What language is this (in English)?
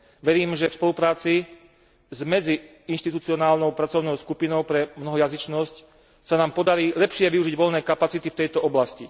Slovak